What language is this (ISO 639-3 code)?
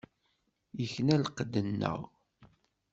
kab